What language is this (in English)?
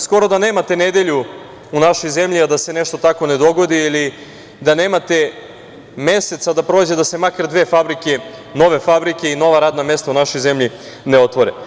Serbian